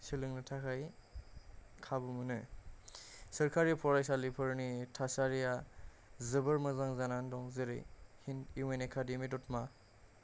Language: Bodo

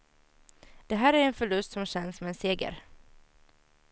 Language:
Swedish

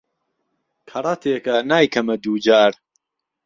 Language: Central Kurdish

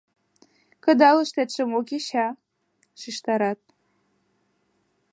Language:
Mari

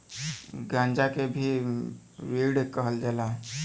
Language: Bhojpuri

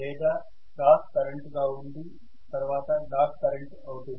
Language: Telugu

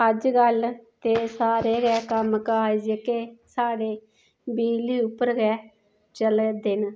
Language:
Dogri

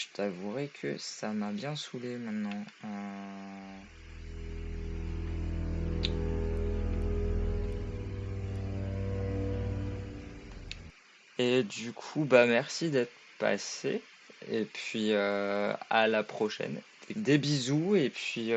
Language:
French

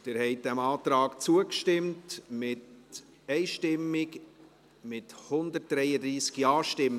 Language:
Swiss German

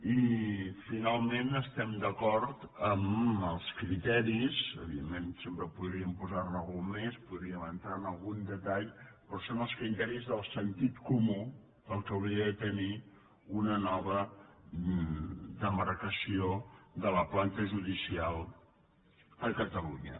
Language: Catalan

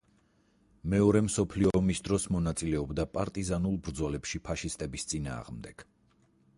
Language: Georgian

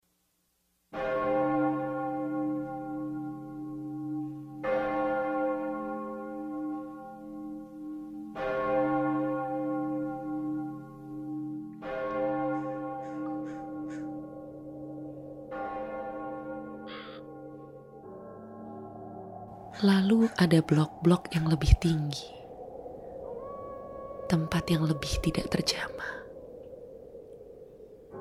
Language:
Indonesian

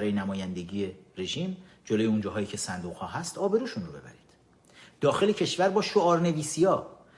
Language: Persian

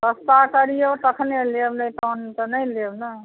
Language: Maithili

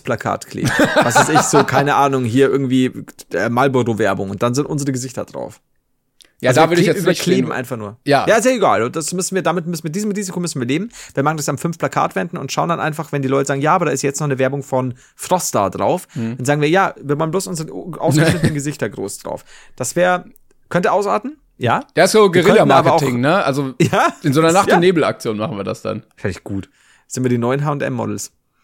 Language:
German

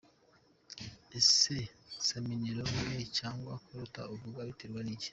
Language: Kinyarwanda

